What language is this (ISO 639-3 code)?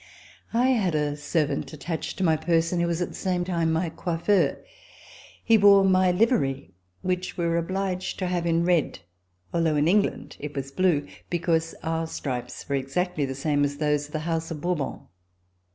eng